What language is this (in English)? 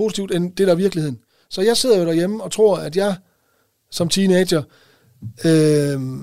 Danish